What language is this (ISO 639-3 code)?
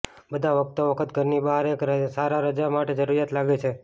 guj